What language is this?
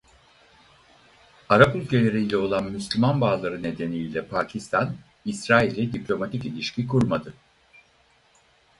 Turkish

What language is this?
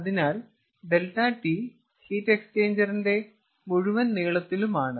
Malayalam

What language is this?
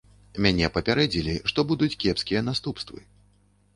Belarusian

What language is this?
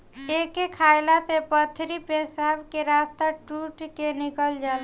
Bhojpuri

